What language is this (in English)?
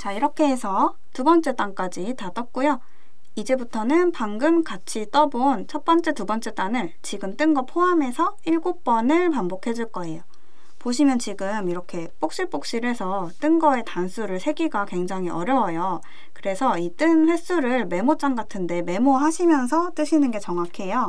Korean